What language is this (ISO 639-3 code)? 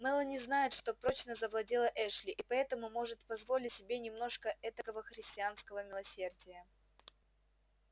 rus